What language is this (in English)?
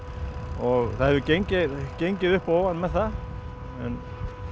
Icelandic